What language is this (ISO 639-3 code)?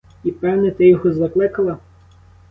ukr